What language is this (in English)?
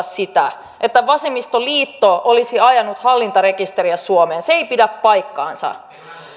Finnish